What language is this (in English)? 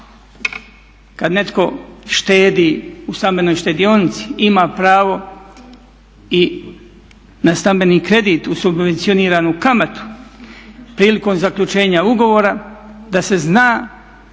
Croatian